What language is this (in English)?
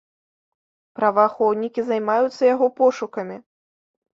Belarusian